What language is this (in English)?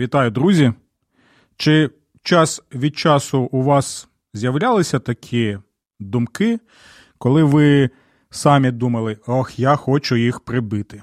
Ukrainian